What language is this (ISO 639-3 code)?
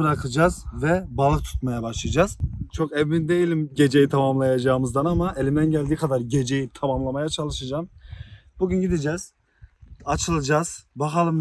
tur